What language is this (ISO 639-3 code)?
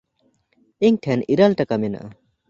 sat